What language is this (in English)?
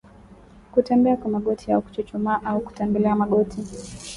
Swahili